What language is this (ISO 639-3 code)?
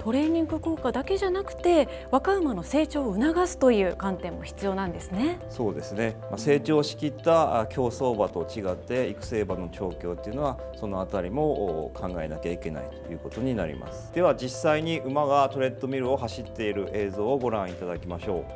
jpn